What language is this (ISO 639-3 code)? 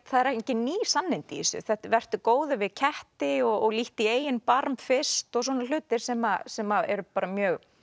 isl